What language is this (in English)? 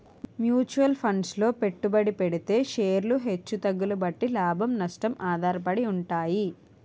Telugu